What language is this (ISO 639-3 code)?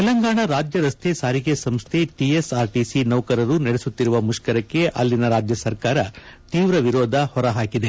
kan